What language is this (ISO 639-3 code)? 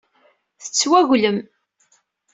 kab